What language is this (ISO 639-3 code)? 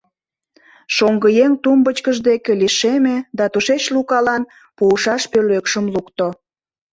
chm